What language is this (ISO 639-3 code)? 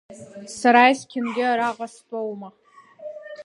abk